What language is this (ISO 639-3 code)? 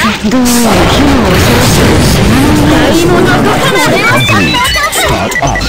jpn